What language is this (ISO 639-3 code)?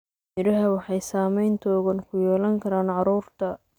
som